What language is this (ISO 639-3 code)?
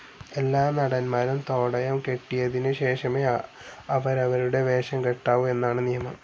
mal